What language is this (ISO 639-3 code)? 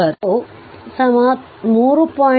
kan